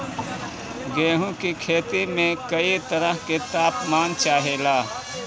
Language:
Bhojpuri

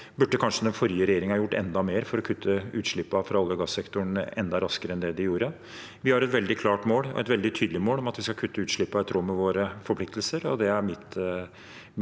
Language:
Norwegian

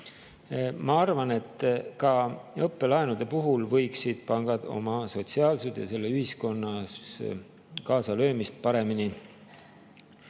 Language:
Estonian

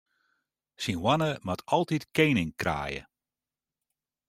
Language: Western Frisian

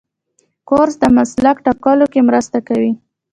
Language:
Pashto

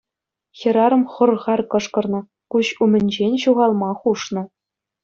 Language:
Chuvash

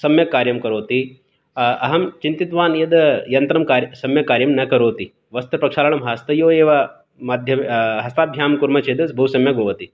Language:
Sanskrit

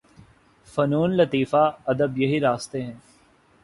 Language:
Urdu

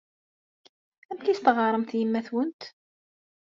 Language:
Kabyle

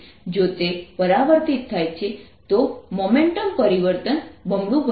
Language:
Gujarati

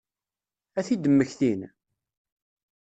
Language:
Kabyle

